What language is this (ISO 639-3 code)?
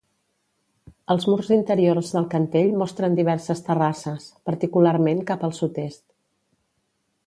cat